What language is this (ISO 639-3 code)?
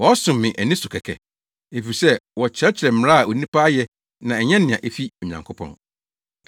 aka